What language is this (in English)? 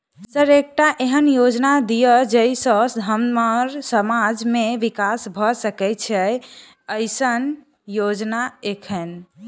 Maithili